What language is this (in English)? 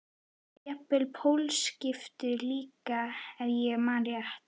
Icelandic